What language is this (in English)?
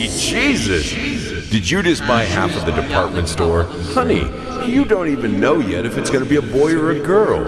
Turkish